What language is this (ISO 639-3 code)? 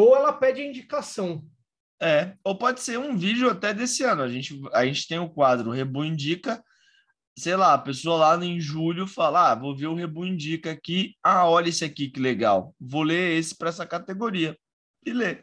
por